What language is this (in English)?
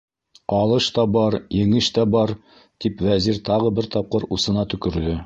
Bashkir